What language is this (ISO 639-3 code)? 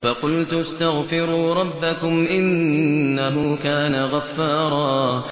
ara